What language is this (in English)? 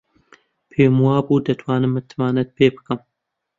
Central Kurdish